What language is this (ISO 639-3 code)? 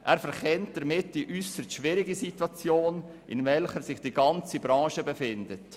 gsw